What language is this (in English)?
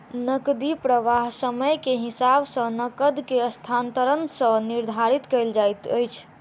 Maithili